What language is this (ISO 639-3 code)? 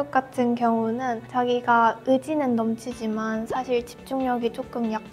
kor